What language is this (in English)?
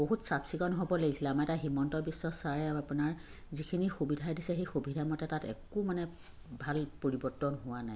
Assamese